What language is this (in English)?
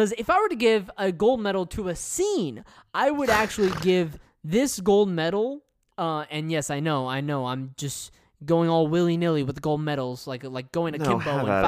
English